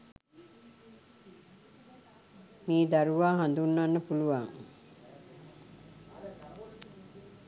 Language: Sinhala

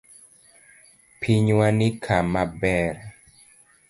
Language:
Luo (Kenya and Tanzania)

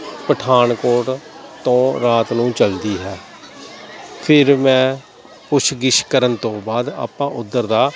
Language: Punjabi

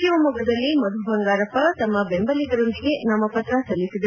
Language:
Kannada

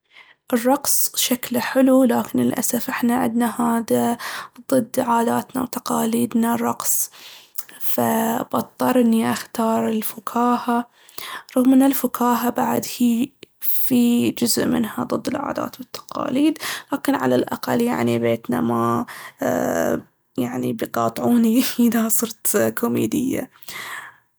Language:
Baharna Arabic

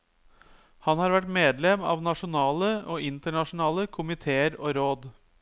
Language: Norwegian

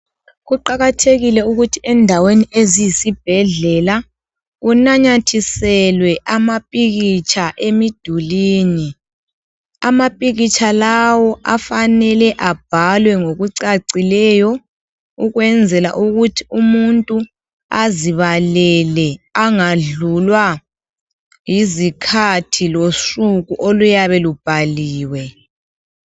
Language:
North Ndebele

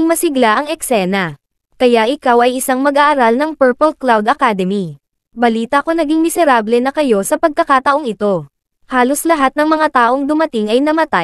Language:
Filipino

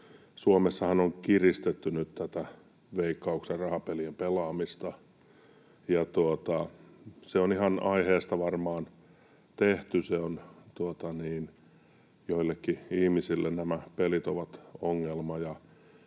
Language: Finnish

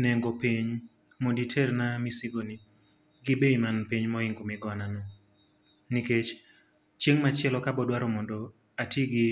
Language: Luo (Kenya and Tanzania)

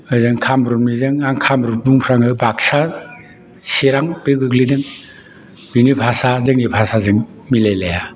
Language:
Bodo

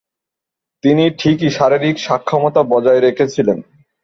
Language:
Bangla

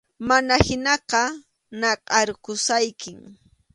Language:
Arequipa-La Unión Quechua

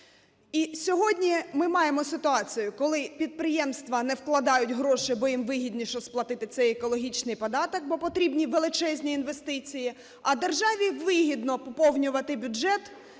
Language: Ukrainian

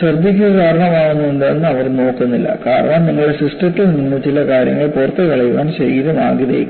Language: Malayalam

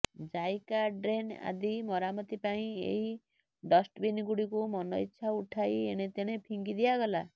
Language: Odia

